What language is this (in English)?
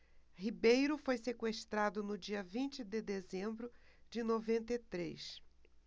Portuguese